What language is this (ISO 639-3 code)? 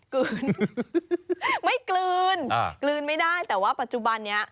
tha